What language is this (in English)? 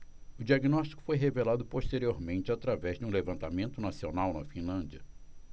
Portuguese